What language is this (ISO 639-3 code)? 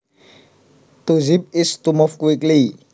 jav